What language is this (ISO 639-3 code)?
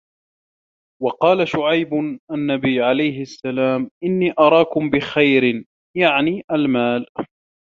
ara